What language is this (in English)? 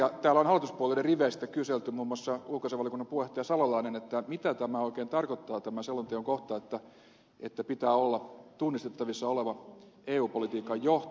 Finnish